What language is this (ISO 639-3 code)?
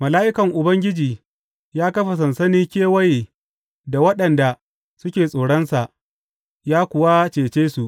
hau